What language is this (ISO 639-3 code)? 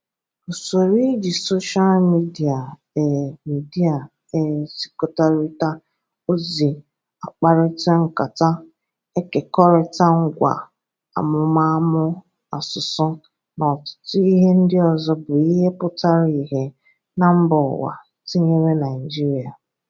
ibo